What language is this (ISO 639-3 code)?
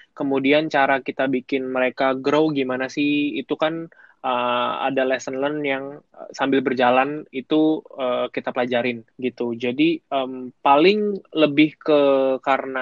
ind